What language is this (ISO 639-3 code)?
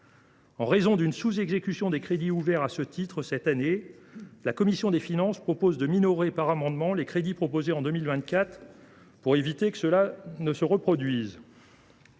fra